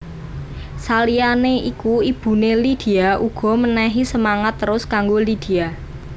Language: Javanese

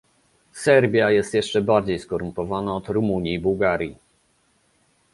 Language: Polish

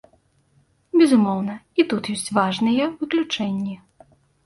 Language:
Belarusian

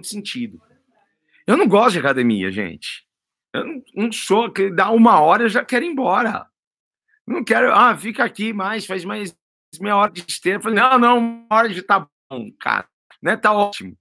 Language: Portuguese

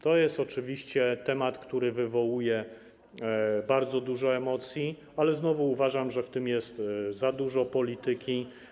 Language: Polish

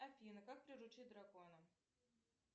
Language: Russian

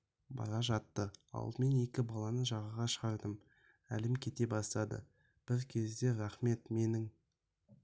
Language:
Kazakh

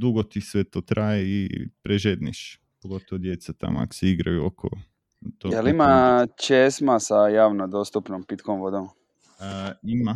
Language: Croatian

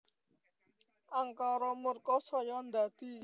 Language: Javanese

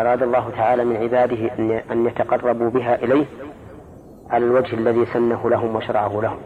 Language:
Arabic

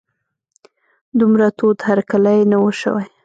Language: Pashto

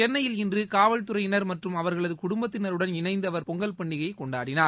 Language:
Tamil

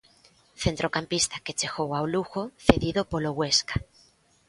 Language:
Galician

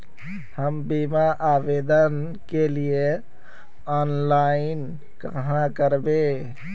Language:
Magahi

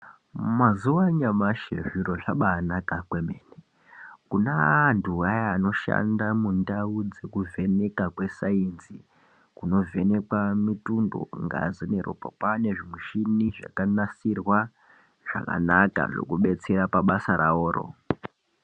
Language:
Ndau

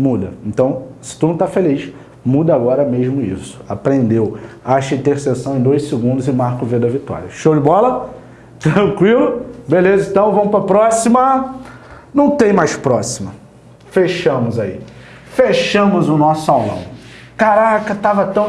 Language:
Portuguese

